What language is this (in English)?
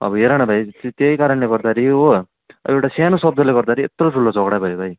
Nepali